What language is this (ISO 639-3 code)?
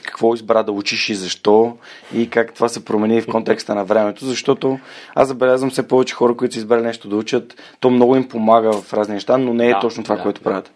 bul